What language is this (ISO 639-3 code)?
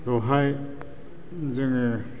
brx